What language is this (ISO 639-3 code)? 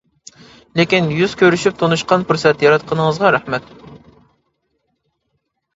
uig